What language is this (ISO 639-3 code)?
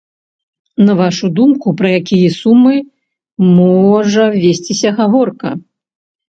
bel